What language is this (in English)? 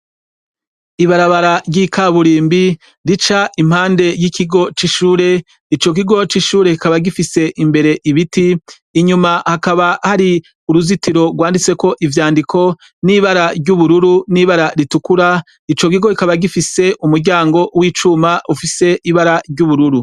Rundi